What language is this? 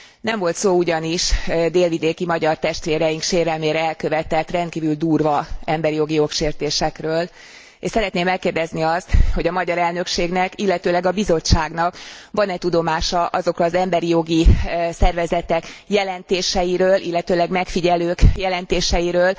Hungarian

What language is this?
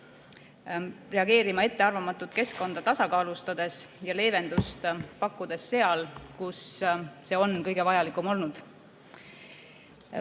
Estonian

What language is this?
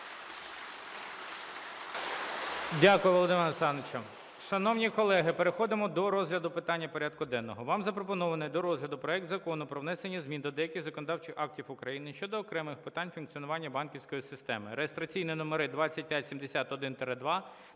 Ukrainian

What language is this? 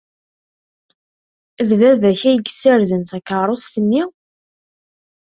Kabyle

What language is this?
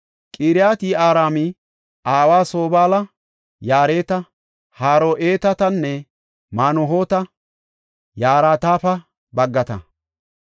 Gofa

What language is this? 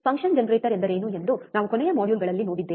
Kannada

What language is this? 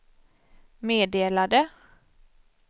Swedish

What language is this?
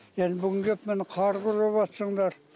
Kazakh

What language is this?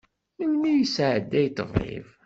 Kabyle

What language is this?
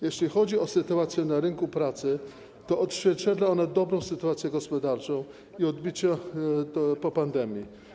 Polish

